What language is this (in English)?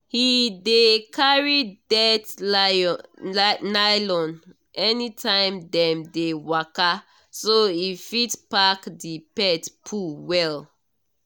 Nigerian Pidgin